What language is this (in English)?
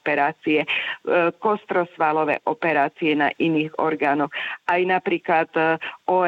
Slovak